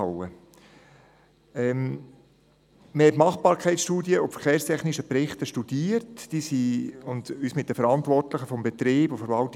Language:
Swiss German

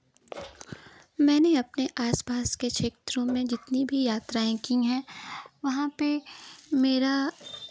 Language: Hindi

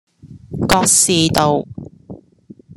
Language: Cantonese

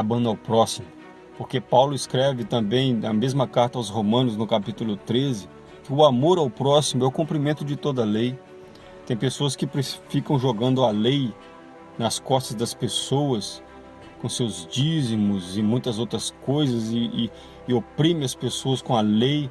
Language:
Portuguese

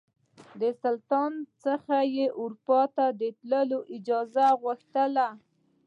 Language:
Pashto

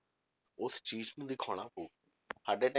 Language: Punjabi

